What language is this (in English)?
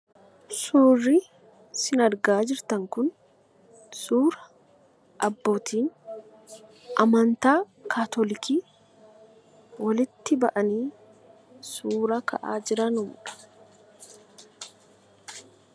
Oromo